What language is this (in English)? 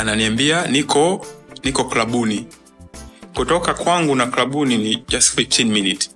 Swahili